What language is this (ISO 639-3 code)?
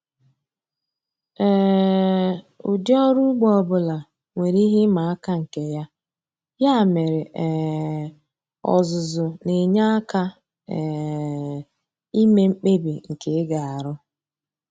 ibo